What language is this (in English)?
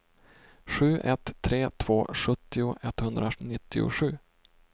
Swedish